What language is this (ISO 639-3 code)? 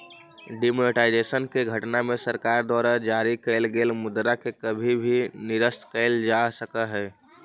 mag